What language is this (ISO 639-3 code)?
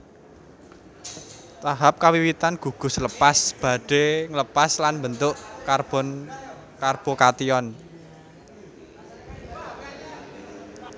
jav